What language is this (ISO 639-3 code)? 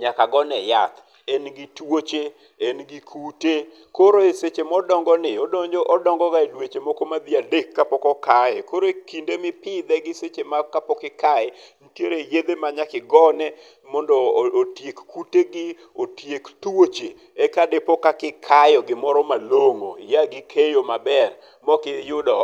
luo